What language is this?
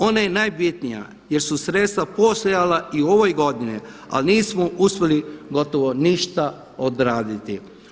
Croatian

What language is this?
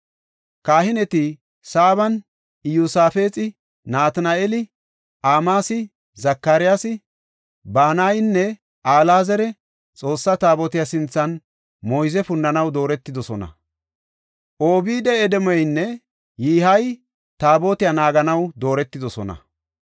Gofa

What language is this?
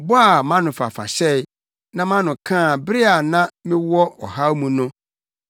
Akan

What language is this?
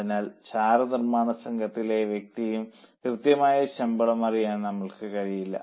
Malayalam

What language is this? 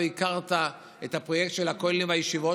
Hebrew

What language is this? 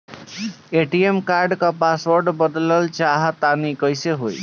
Bhojpuri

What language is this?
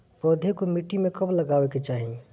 Bhojpuri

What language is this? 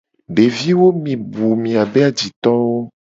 Gen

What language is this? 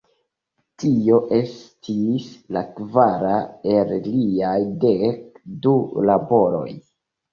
Esperanto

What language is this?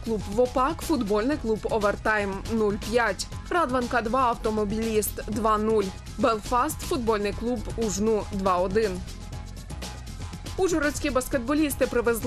Ukrainian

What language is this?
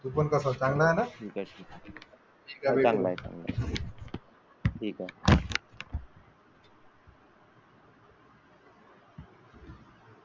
Marathi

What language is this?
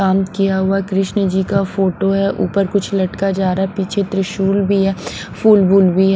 Hindi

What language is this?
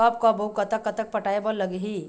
Chhattisgarhi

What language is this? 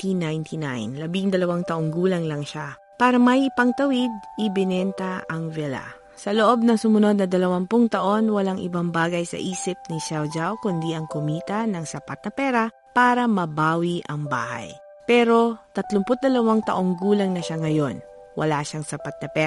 Filipino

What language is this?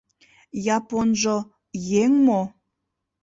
Mari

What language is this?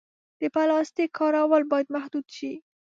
Pashto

